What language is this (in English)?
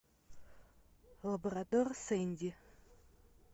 Russian